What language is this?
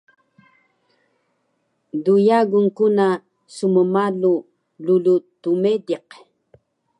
Taroko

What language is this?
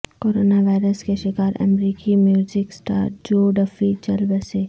Urdu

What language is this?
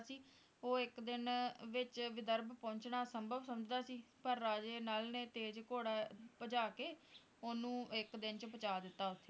Punjabi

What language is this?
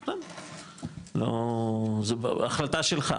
Hebrew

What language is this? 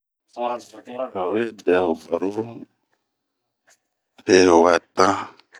Bomu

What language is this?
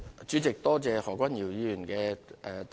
Cantonese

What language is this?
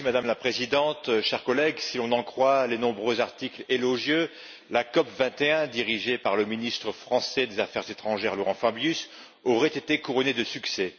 French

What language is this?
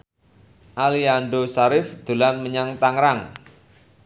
Javanese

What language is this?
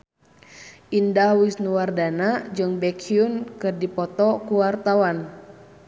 Sundanese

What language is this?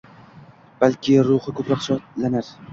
Uzbek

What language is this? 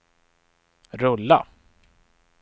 Swedish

